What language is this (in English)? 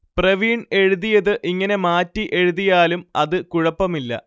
Malayalam